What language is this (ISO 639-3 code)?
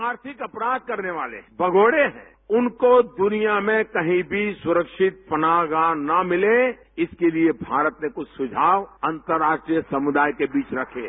hin